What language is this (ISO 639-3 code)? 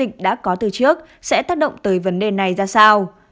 vie